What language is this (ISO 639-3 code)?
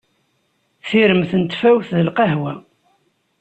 kab